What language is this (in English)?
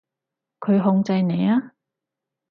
Cantonese